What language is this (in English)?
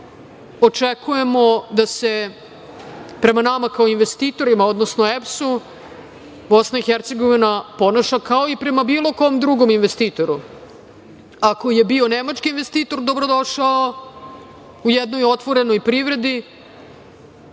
Serbian